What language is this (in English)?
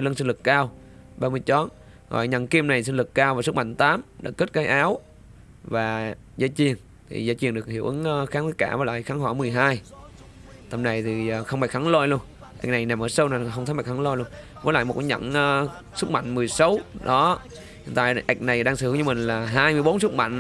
Vietnamese